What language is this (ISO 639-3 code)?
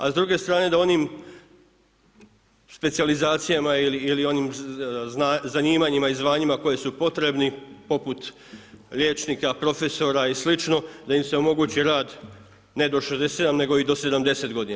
hrv